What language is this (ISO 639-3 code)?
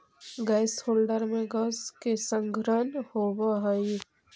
mag